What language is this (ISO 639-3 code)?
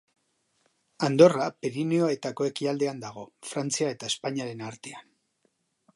eus